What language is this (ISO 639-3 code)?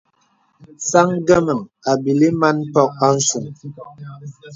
beb